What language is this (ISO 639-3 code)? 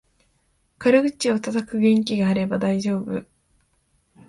jpn